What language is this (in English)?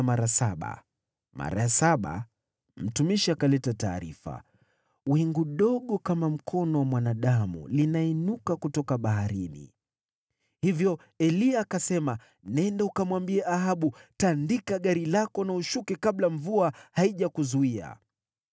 Swahili